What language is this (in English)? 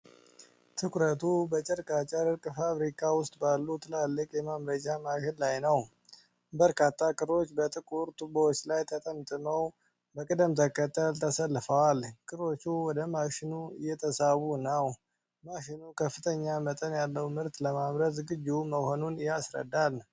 Amharic